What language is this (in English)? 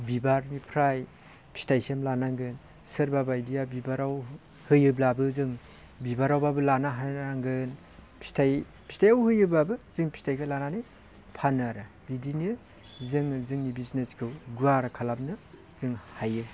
Bodo